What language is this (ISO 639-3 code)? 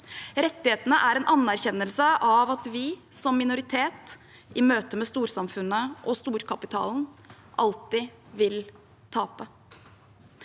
nor